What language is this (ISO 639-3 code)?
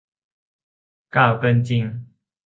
tha